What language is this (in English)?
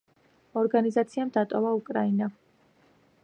Georgian